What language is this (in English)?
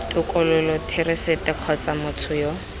Tswana